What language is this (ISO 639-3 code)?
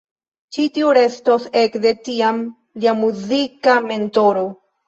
epo